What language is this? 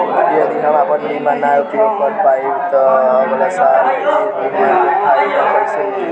Bhojpuri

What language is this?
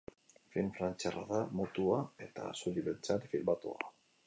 Basque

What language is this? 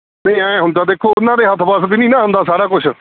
Punjabi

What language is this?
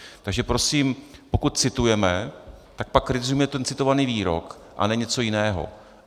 Czech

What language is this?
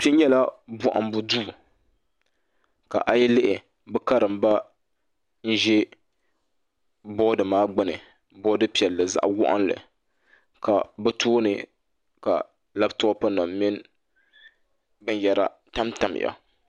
Dagbani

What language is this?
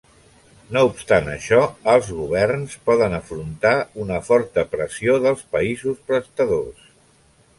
Catalan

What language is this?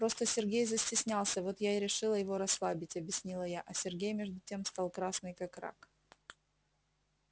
Russian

